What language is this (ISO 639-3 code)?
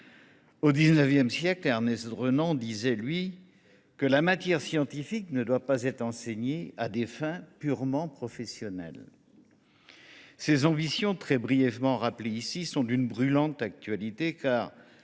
fra